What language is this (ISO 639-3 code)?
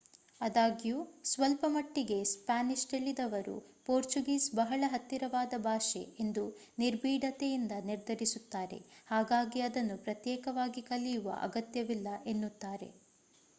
kan